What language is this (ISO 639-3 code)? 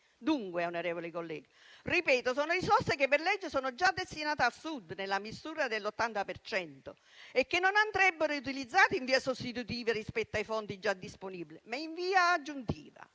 ita